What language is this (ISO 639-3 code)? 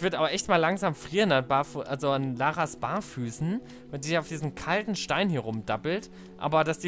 deu